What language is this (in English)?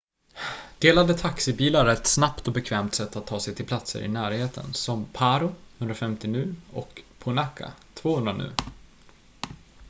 Swedish